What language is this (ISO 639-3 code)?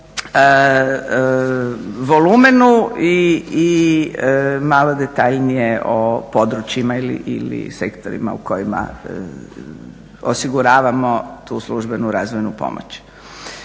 hrv